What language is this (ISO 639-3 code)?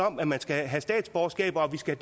dan